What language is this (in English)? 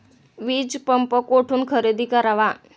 Marathi